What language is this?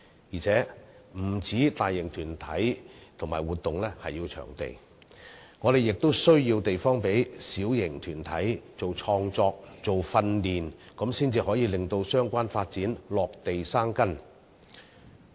Cantonese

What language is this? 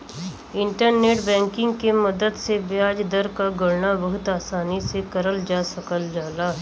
Bhojpuri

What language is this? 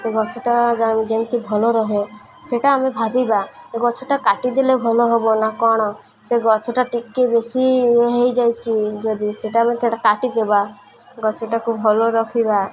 Odia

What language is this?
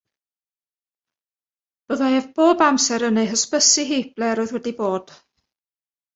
Welsh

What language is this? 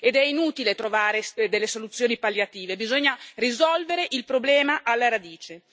Italian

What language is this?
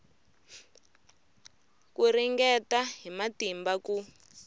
Tsonga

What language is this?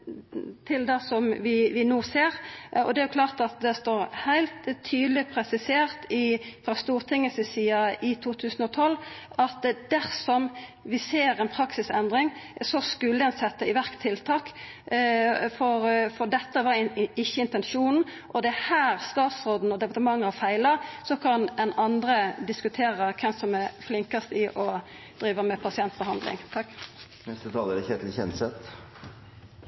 Norwegian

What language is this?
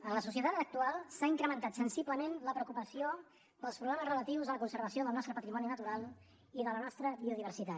Catalan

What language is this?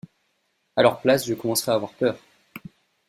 French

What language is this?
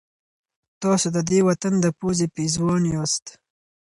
Pashto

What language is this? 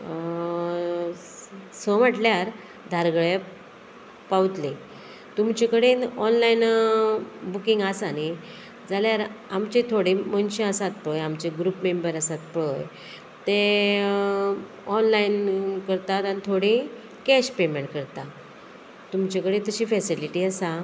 Konkani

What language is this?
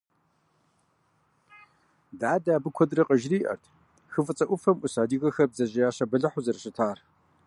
Kabardian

